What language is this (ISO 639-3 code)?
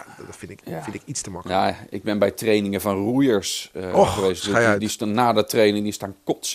nld